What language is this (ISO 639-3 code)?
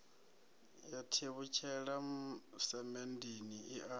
ven